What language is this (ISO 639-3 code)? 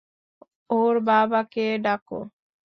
ben